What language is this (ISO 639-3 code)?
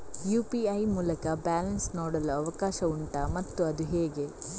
kan